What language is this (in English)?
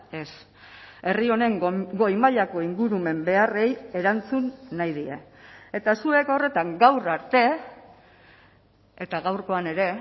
Basque